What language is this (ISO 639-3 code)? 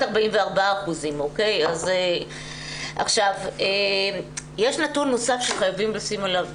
heb